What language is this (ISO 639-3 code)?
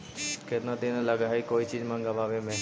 mag